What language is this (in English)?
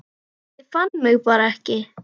Icelandic